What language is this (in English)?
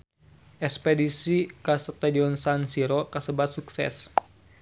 Sundanese